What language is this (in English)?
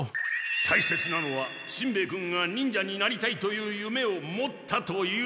Japanese